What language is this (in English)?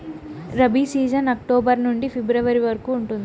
Telugu